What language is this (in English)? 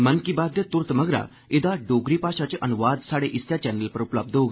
Dogri